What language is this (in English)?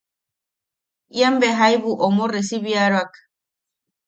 Yaqui